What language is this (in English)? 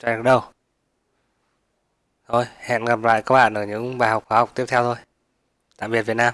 Vietnamese